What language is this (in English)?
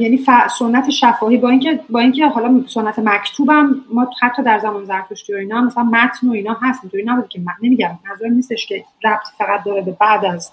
Persian